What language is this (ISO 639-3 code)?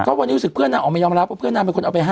tha